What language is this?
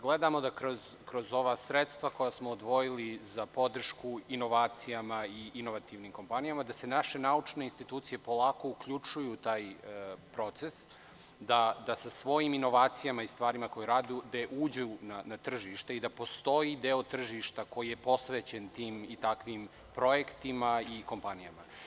Serbian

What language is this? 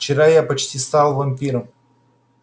Russian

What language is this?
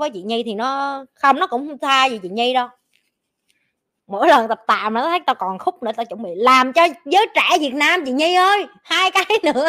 Vietnamese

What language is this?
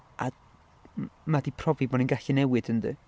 Welsh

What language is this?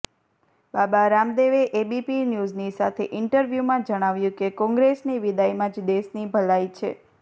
Gujarati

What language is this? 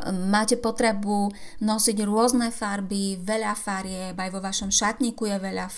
Slovak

